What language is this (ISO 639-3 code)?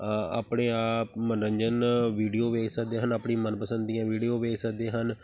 pan